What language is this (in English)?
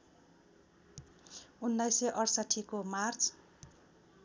Nepali